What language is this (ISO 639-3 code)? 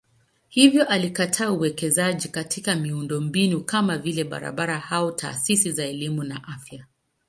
swa